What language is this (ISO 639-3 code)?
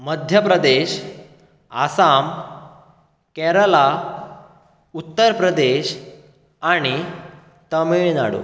kok